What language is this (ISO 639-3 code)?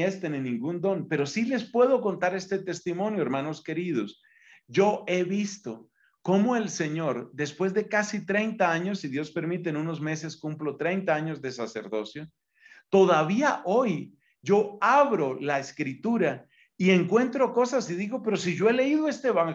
spa